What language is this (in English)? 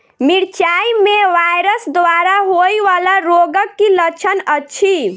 Maithili